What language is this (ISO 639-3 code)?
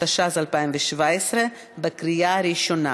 heb